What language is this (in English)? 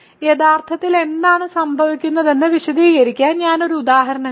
Malayalam